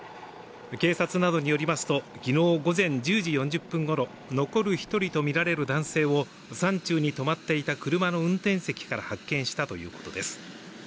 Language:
Japanese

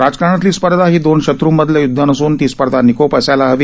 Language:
Marathi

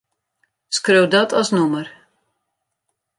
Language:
Western Frisian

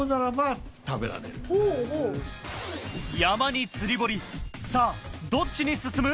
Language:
Japanese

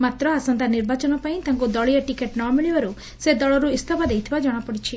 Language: Odia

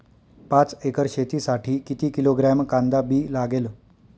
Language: Marathi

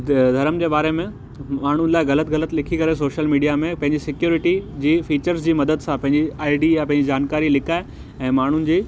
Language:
Sindhi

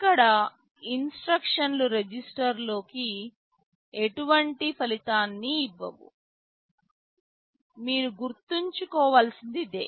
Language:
Telugu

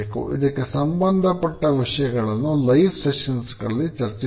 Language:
Kannada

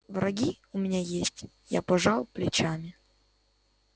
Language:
Russian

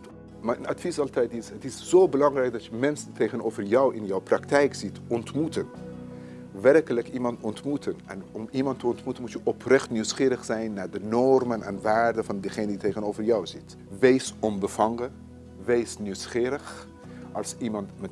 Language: Dutch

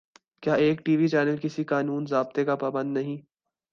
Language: Urdu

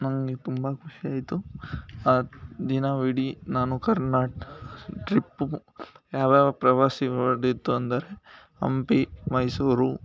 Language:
Kannada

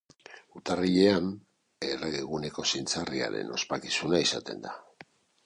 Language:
Basque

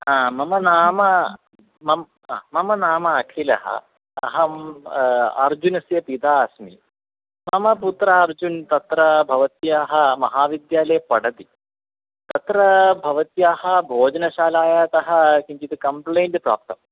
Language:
Sanskrit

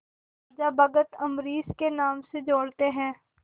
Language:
Hindi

